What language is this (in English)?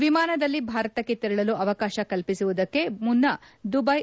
Kannada